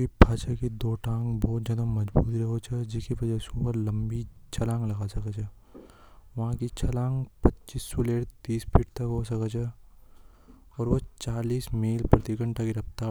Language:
Hadothi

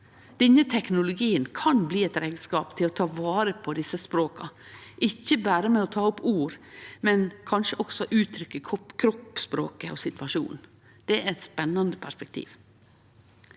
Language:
Norwegian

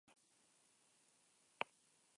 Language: Basque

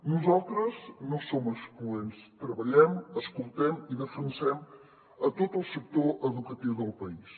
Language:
Catalan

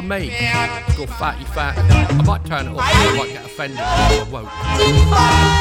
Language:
English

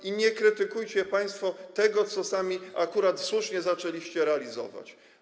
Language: Polish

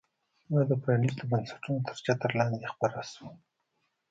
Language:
Pashto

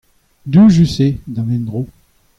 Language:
Breton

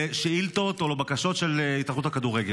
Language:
Hebrew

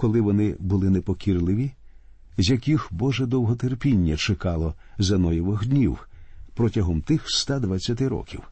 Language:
Ukrainian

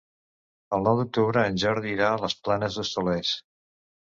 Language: Catalan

